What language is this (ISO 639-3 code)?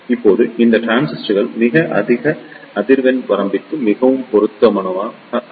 tam